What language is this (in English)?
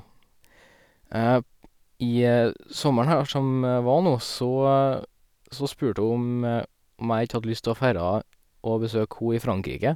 Norwegian